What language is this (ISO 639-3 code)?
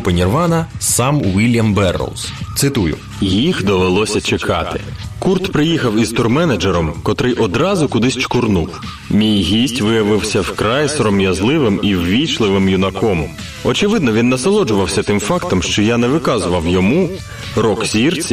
ukr